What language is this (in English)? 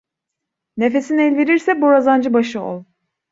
Turkish